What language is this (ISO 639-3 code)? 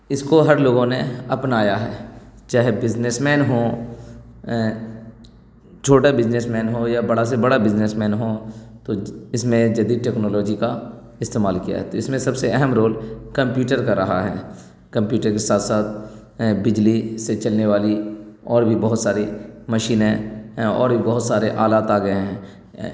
urd